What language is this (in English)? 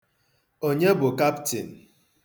Igbo